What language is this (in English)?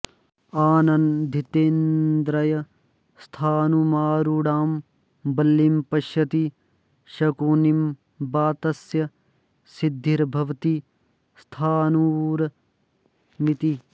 Sanskrit